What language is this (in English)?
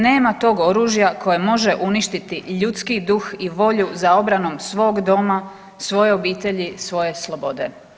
Croatian